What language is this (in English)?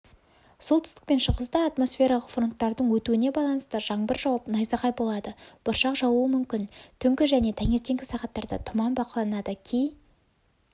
Kazakh